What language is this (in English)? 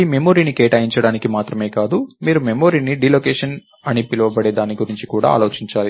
Telugu